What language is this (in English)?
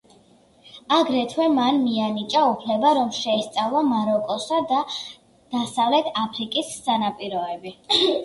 Georgian